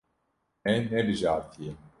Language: Kurdish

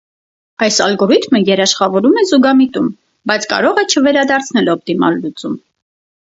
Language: Armenian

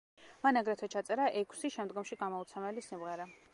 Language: Georgian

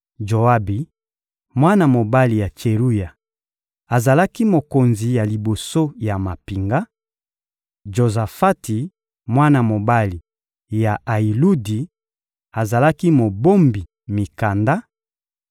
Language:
Lingala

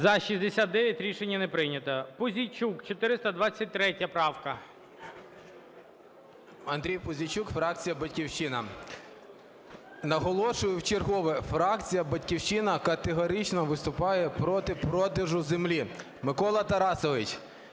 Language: Ukrainian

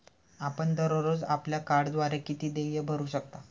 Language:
Marathi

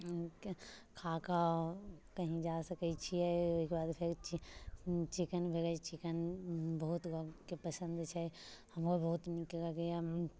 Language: Maithili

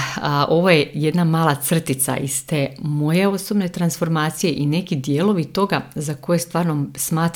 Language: Croatian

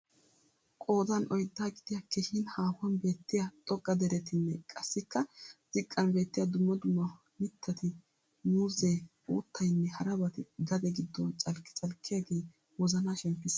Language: Wolaytta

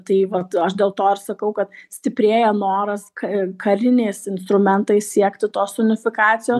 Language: Lithuanian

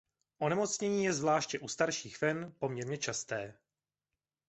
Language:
Czech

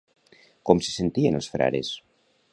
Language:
Catalan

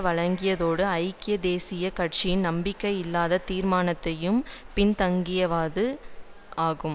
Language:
Tamil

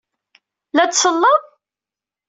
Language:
Kabyle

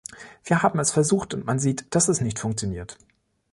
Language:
German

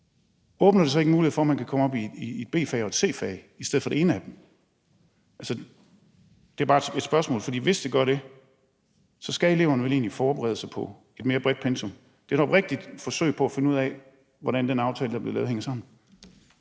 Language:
Danish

